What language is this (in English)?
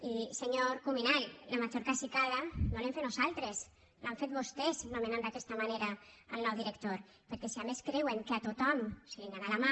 Catalan